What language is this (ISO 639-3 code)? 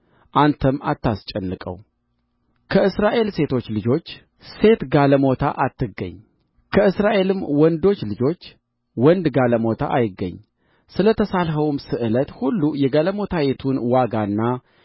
amh